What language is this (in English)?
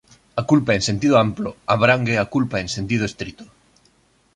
Galician